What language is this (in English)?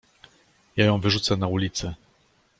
Polish